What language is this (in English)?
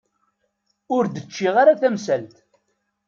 Kabyle